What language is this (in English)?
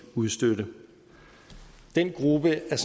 Danish